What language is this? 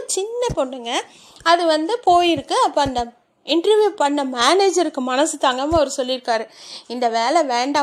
Tamil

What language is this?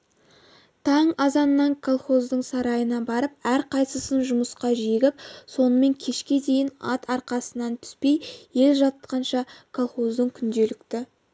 Kazakh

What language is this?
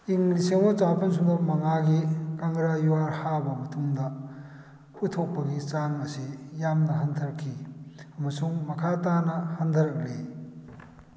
Manipuri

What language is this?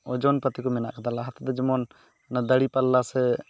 Santali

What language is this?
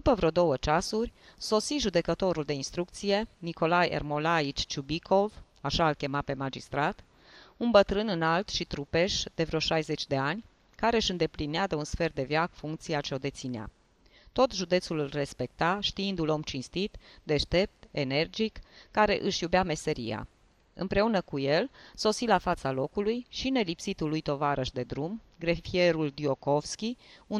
Romanian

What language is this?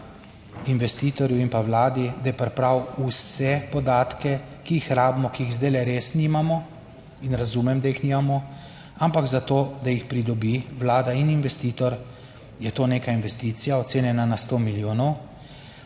Slovenian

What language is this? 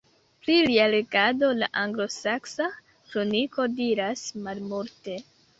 Esperanto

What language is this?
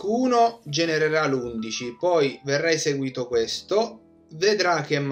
Italian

